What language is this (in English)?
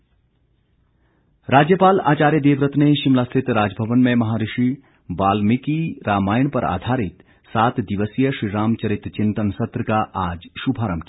Hindi